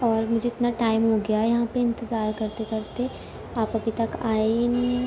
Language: Urdu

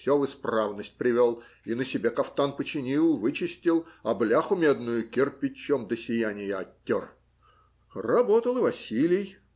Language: Russian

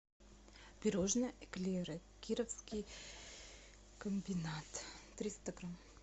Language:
Russian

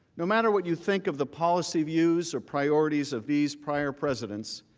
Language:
English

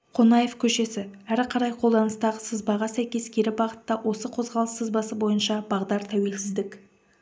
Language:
Kazakh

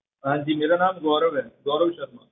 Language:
Punjabi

